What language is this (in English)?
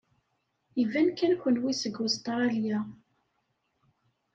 Kabyle